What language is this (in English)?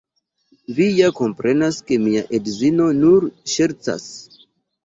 Esperanto